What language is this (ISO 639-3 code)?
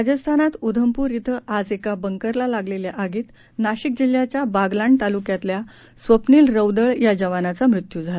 mar